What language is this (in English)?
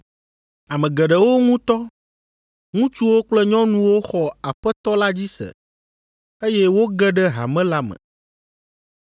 Ewe